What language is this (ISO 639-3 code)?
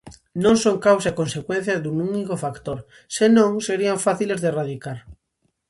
glg